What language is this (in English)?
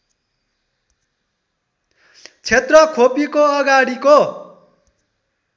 Nepali